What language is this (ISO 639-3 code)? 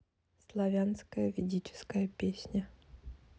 rus